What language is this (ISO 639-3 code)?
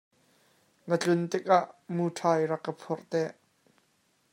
cnh